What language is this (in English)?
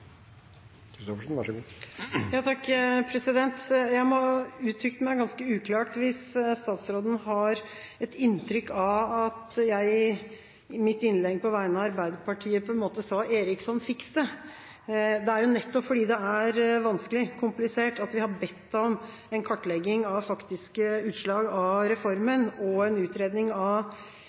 Norwegian Bokmål